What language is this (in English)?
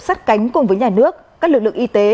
Vietnamese